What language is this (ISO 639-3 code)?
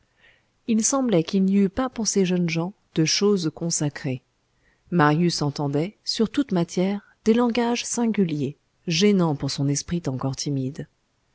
fra